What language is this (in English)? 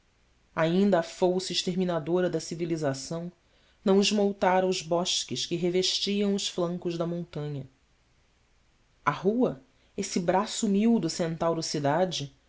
Portuguese